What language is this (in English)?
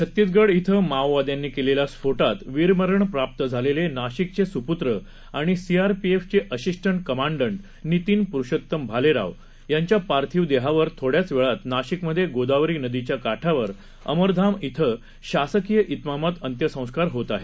Marathi